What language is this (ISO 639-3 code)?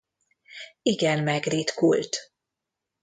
hun